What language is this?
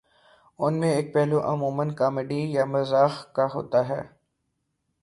Urdu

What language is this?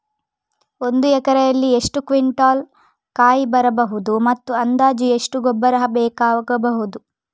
Kannada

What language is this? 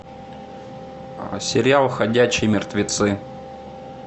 Russian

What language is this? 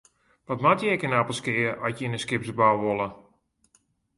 Western Frisian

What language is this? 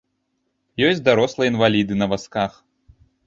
Belarusian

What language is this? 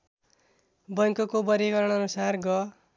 Nepali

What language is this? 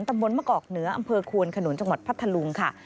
Thai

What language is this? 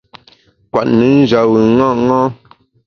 Bamun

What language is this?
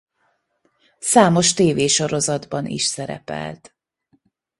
Hungarian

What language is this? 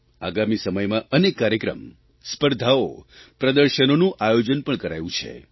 Gujarati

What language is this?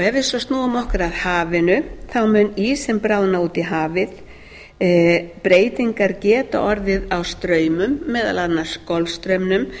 Icelandic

